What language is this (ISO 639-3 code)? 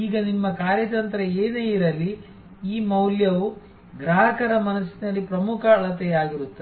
kan